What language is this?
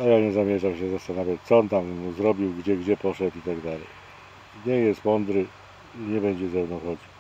Polish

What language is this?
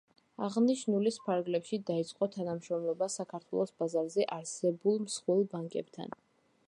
Georgian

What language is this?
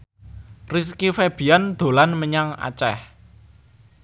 Javanese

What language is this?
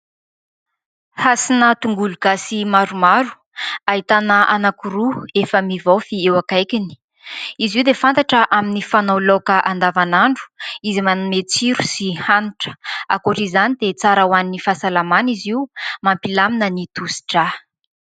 Malagasy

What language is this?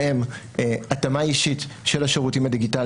Hebrew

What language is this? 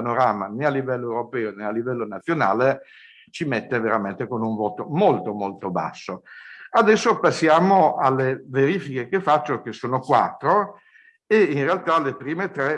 Italian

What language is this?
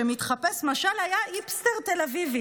Hebrew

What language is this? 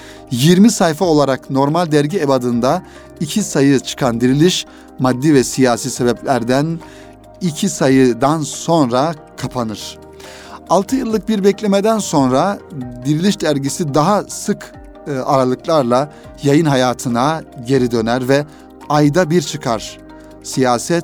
Turkish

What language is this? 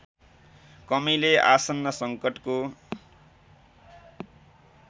Nepali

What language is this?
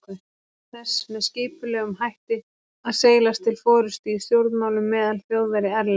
Icelandic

